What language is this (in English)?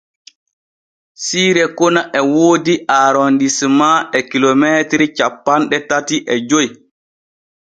Borgu Fulfulde